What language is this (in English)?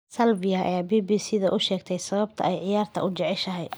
Somali